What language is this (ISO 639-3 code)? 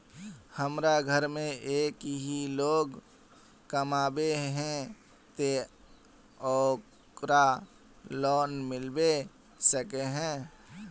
mag